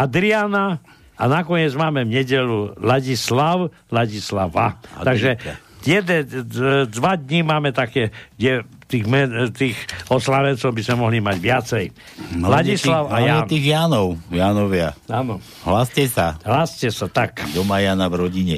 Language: Slovak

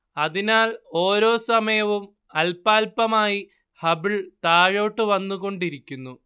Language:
Malayalam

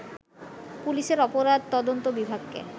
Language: Bangla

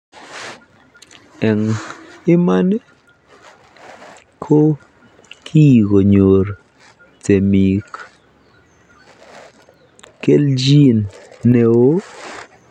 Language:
Kalenjin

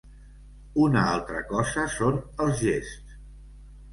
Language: Catalan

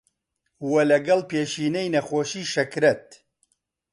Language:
Central Kurdish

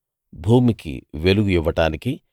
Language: Telugu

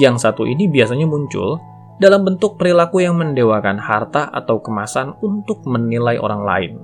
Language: Indonesian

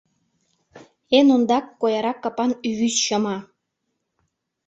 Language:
Mari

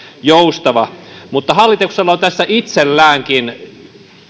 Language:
Finnish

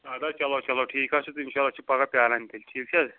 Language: Kashmiri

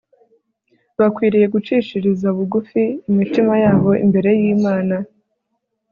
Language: Kinyarwanda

